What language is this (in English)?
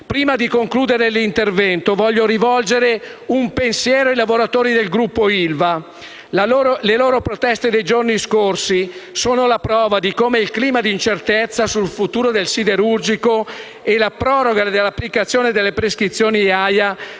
Italian